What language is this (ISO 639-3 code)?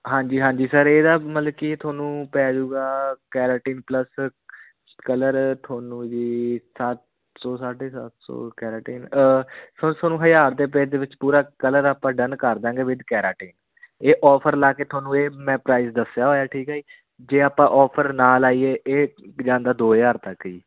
pan